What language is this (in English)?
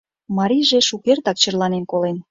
Mari